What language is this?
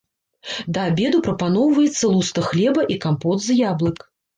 Belarusian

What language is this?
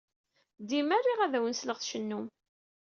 Kabyle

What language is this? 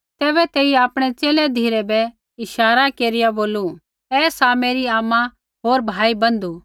Kullu Pahari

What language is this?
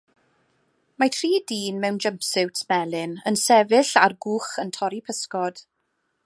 Welsh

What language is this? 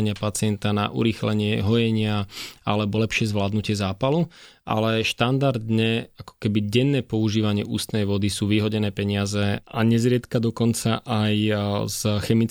Slovak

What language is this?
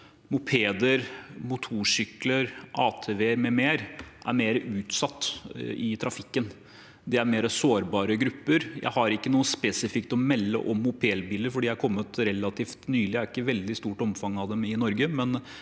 Norwegian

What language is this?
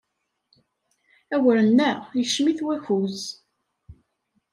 Kabyle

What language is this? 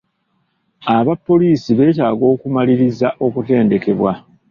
Ganda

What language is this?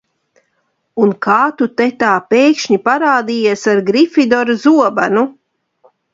Latvian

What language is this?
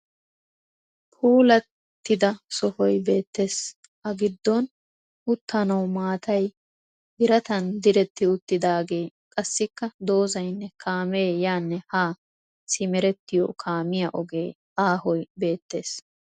Wolaytta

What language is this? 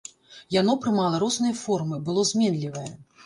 Belarusian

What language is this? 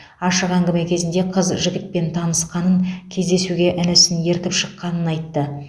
Kazakh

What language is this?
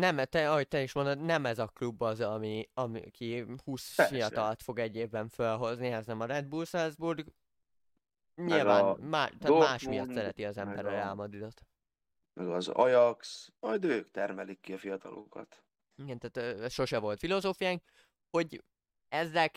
Hungarian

